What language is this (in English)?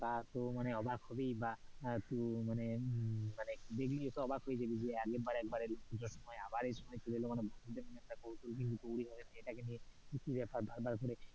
Bangla